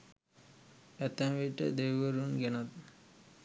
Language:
Sinhala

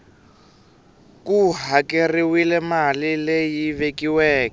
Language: Tsonga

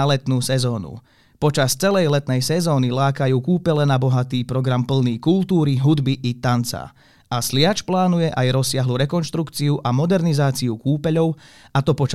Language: Slovak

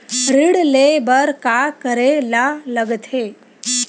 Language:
Chhattisgarhi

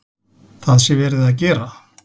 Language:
Icelandic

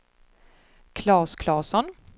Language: Swedish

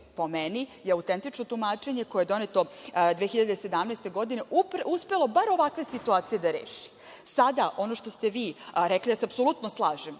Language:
Serbian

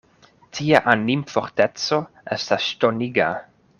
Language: Esperanto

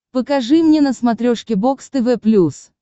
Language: Russian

